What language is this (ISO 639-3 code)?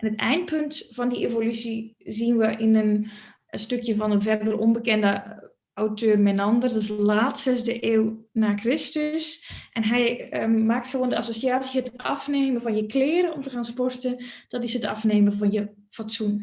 nld